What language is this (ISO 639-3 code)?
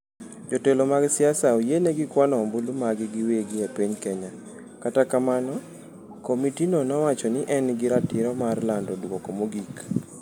luo